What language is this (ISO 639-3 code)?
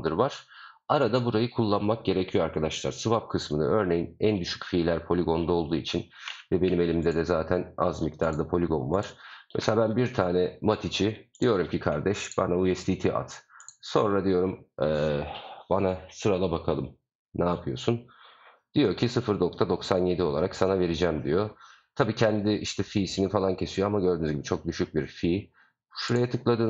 tur